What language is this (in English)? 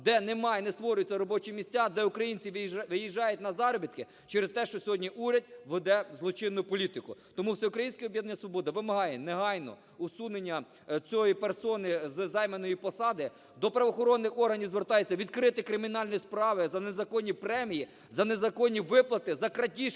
Ukrainian